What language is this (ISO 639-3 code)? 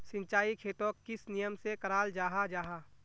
mag